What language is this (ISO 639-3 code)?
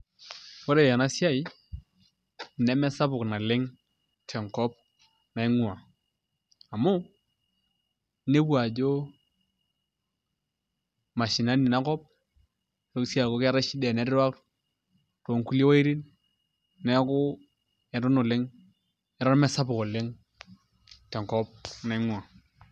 mas